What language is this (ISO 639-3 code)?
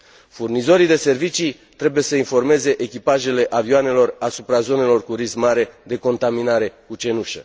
ron